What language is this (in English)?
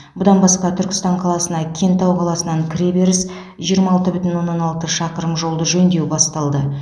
Kazakh